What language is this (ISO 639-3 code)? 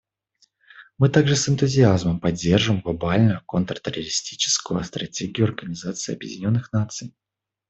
rus